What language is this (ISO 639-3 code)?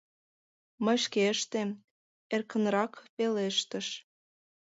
chm